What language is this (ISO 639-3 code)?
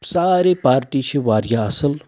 kas